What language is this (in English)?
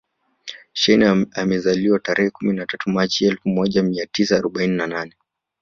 Swahili